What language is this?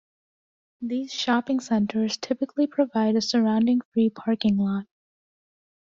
English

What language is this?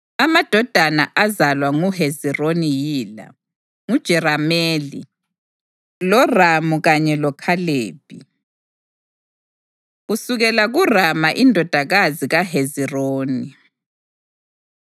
North Ndebele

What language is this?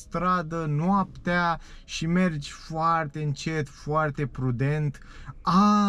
Romanian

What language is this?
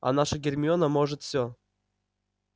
Russian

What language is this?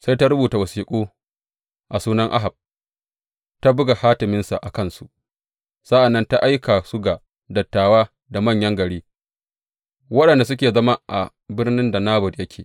Hausa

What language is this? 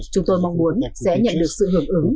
Vietnamese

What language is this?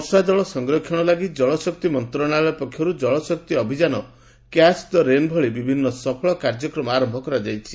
Odia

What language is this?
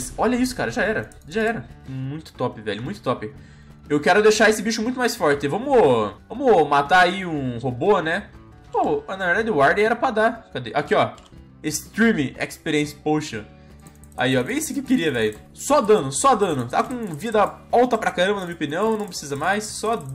Portuguese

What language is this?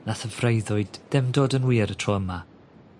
Welsh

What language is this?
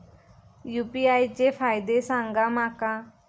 Marathi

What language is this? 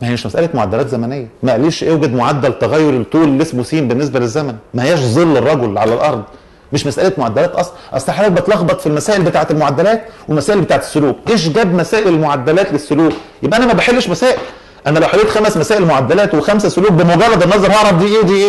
Arabic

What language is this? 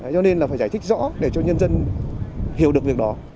Vietnamese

